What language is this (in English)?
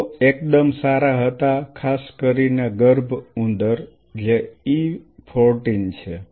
Gujarati